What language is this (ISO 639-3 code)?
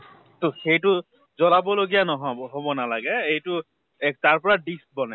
asm